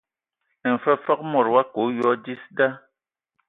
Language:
Ewondo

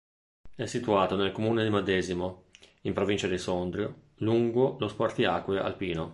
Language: Italian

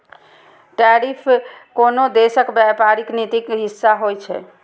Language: Maithili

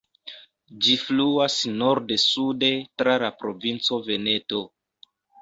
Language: Esperanto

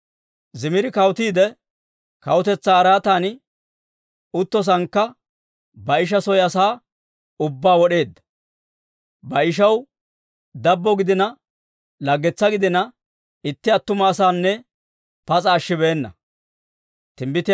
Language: Dawro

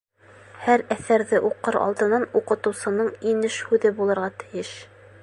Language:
Bashkir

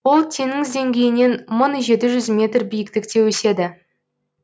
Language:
Kazakh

